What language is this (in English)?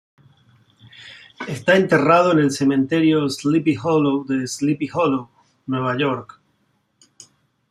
Spanish